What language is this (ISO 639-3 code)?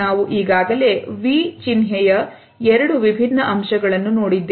kan